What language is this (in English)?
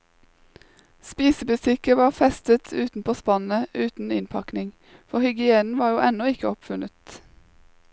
Norwegian